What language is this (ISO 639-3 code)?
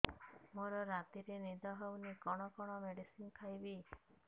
ori